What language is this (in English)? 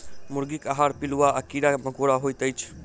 Maithili